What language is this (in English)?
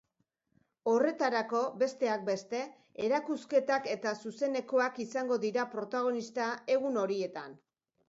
Basque